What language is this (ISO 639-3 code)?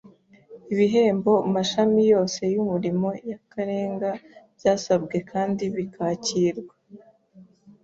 kin